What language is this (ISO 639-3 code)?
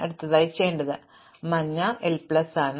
mal